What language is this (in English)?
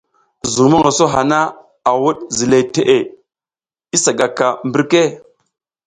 South Giziga